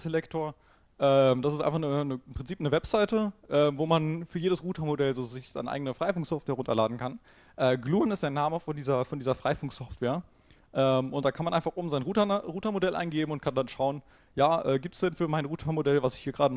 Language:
German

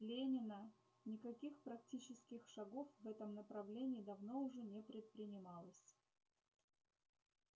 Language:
Russian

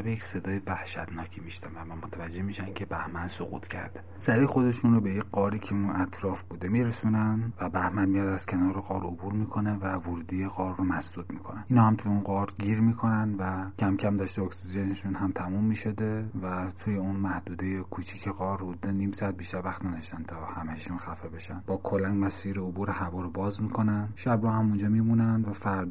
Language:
Persian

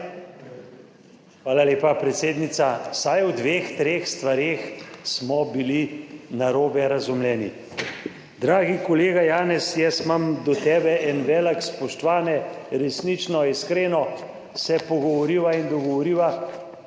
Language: Slovenian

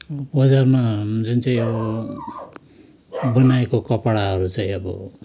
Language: Nepali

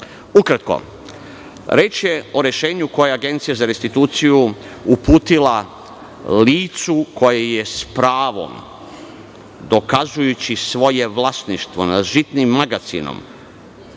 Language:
Serbian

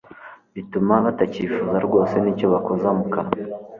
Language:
Kinyarwanda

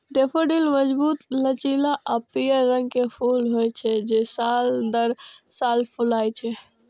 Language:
Maithili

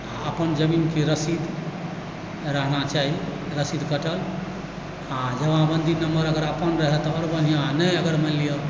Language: Maithili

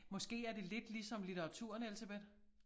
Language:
Danish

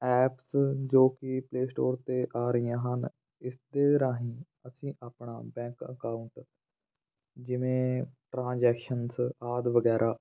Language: Punjabi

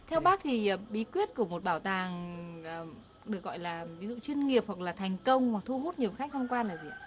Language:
Vietnamese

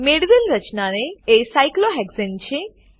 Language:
Gujarati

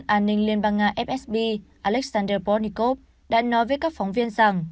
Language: Vietnamese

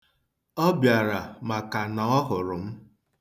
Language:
Igbo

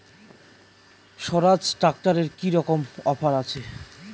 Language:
Bangla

